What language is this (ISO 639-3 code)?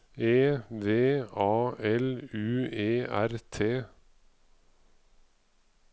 nor